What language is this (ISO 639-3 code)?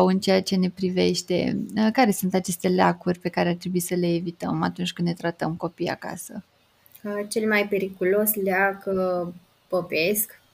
ron